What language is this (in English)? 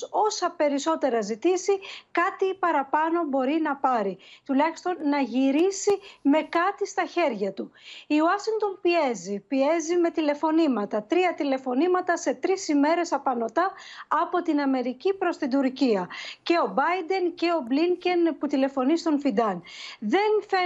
Greek